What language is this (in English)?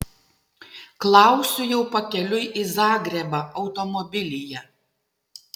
Lithuanian